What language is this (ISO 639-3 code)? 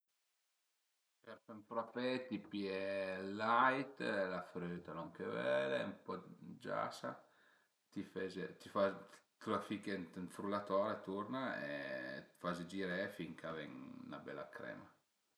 pms